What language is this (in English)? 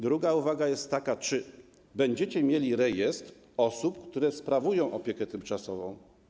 Polish